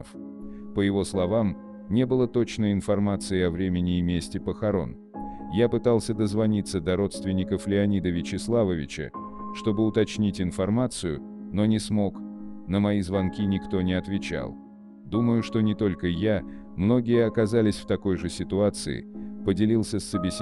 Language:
Russian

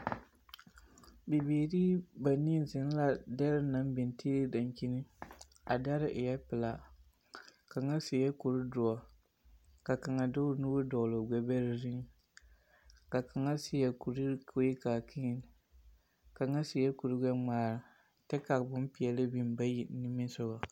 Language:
Southern Dagaare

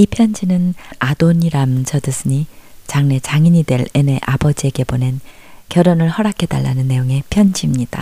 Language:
Korean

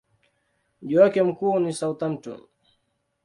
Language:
Swahili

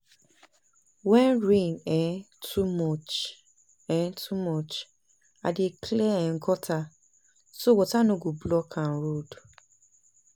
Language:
Nigerian Pidgin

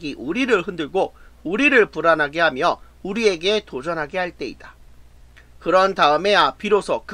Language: Korean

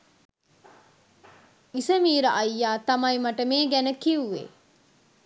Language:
Sinhala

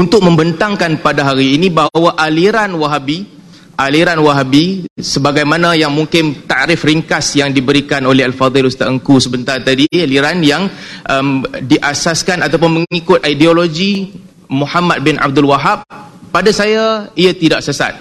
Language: Malay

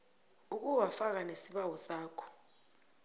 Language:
South Ndebele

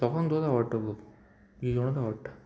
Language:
Konkani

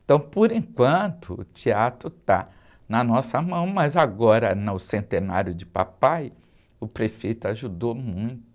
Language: Portuguese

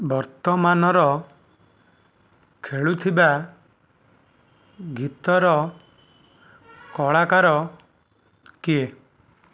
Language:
Odia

